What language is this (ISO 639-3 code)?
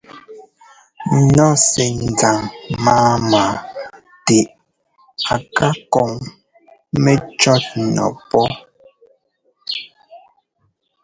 jgo